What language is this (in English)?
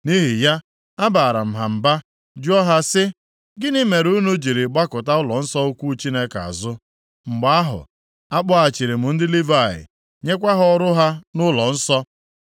Igbo